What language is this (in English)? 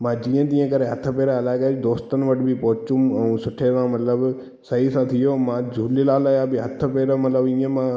Sindhi